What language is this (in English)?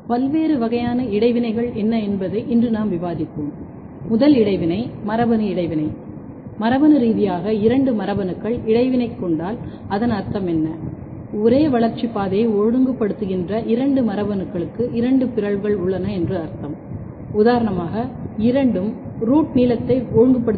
Tamil